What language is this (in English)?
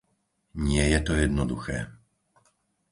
Slovak